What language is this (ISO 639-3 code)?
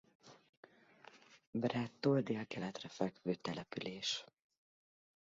hun